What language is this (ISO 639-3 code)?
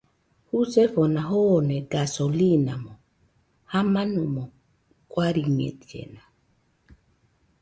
hux